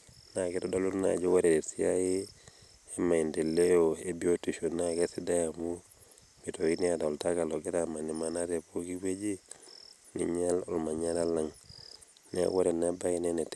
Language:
Masai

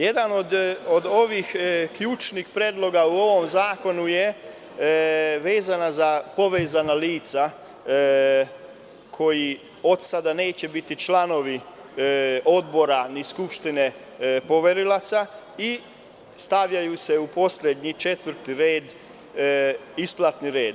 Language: Serbian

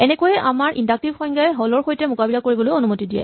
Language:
Assamese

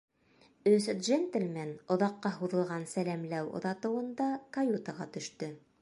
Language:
Bashkir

